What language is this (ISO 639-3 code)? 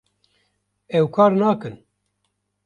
kur